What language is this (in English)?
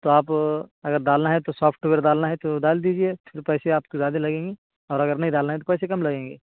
Urdu